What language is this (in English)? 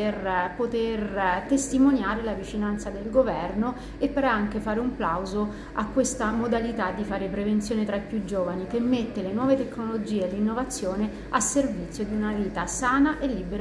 Italian